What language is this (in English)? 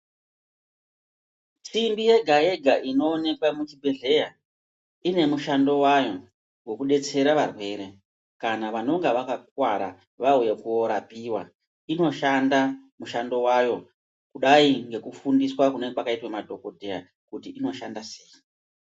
Ndau